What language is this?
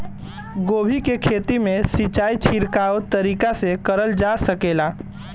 Bhojpuri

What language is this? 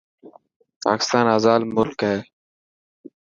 Dhatki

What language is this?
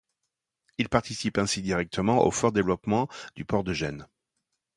French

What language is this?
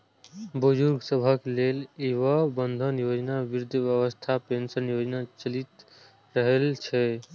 Maithili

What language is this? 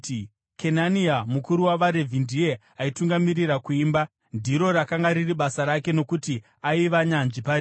Shona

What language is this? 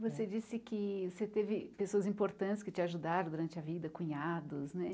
Portuguese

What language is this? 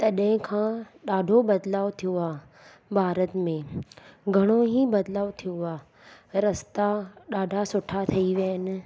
Sindhi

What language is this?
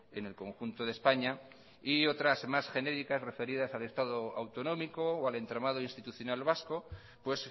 Spanish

